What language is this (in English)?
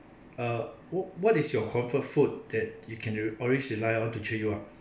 English